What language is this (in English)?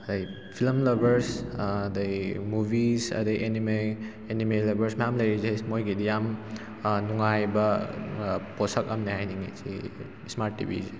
Manipuri